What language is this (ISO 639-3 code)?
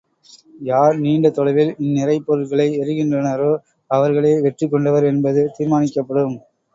tam